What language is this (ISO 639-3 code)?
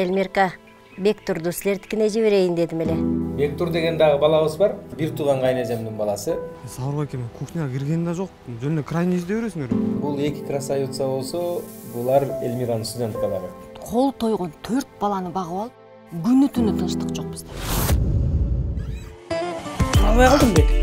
tur